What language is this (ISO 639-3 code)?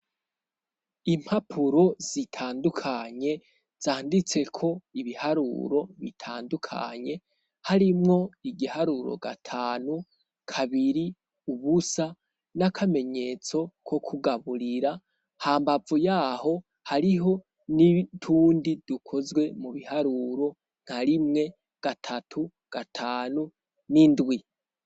run